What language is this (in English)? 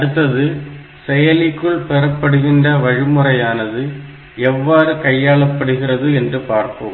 Tamil